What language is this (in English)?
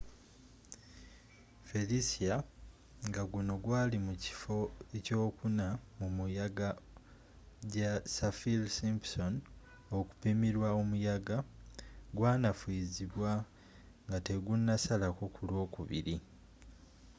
Ganda